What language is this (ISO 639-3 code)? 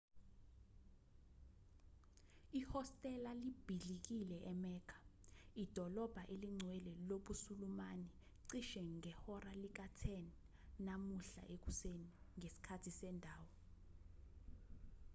zul